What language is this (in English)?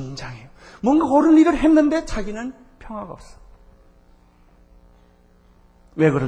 Korean